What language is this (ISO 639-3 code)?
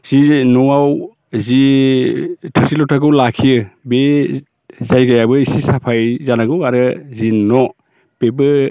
brx